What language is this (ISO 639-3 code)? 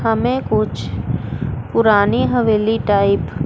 hin